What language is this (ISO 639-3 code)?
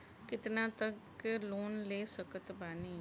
bho